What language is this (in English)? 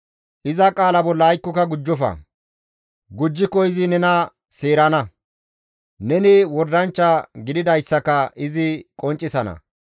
Gamo